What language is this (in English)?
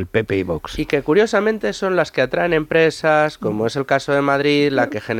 Spanish